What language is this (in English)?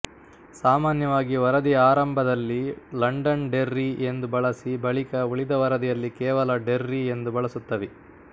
Kannada